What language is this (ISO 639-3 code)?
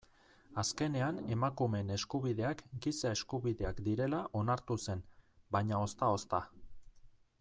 eus